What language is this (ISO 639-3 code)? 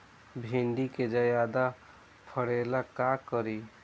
bho